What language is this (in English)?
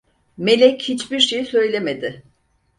Turkish